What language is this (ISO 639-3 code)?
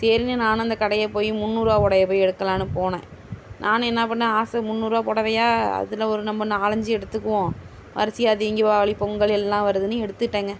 tam